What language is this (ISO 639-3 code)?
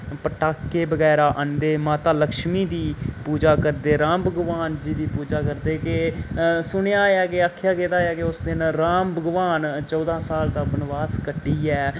doi